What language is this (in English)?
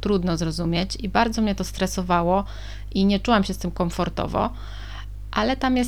Polish